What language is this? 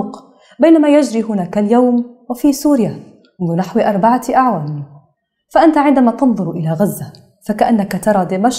Arabic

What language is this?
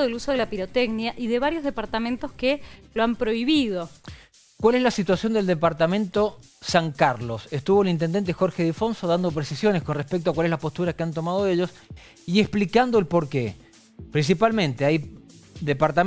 Spanish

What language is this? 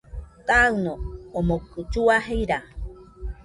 Nüpode Huitoto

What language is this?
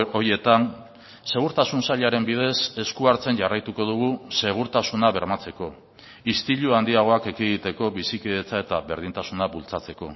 Basque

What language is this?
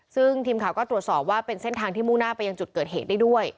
Thai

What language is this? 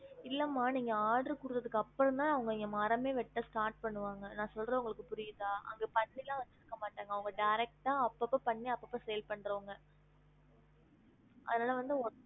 Tamil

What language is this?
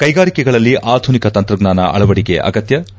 Kannada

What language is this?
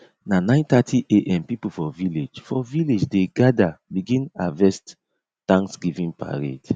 Nigerian Pidgin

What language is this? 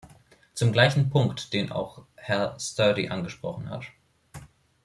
German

